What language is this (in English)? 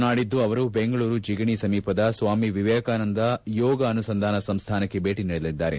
Kannada